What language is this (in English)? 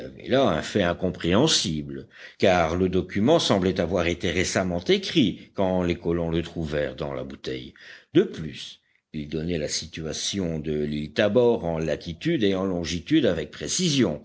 French